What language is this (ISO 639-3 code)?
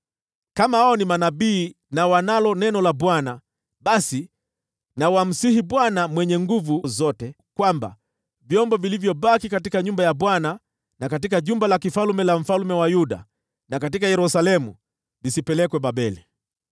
swa